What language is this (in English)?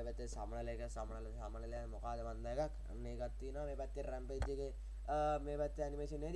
Sinhala